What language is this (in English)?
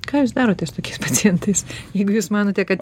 Lithuanian